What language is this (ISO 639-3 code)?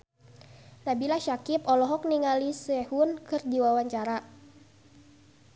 sun